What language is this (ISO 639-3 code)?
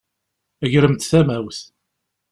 kab